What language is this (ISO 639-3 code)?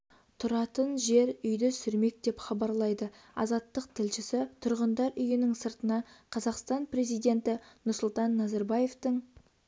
kaz